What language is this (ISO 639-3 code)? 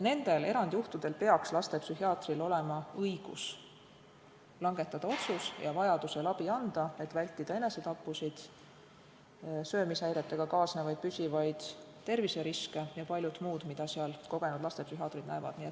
est